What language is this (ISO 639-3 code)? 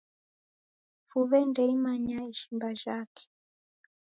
dav